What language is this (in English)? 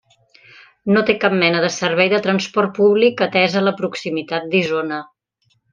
Catalan